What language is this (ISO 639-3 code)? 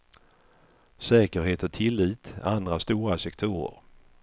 swe